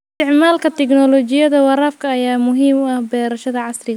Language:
Somali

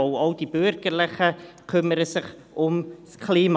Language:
Swiss German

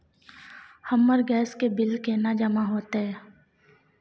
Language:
Maithili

